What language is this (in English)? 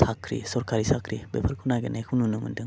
Bodo